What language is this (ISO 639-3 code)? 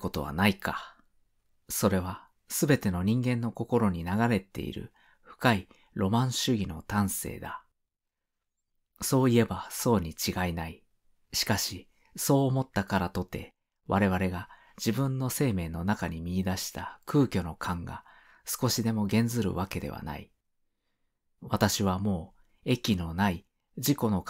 jpn